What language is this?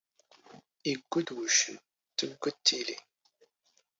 Standard Moroccan Tamazight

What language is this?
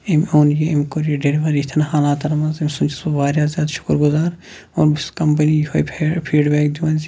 Kashmiri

